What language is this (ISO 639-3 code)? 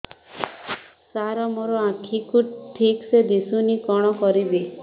ori